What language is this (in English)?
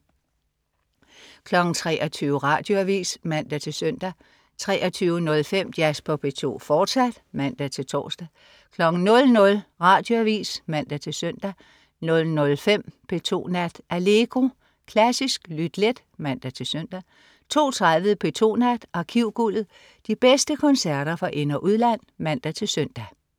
Danish